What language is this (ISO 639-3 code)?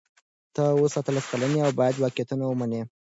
pus